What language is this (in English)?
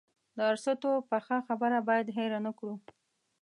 Pashto